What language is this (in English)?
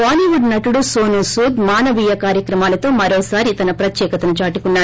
Telugu